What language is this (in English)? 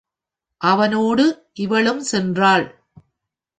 Tamil